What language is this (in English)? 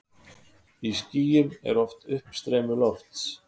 Icelandic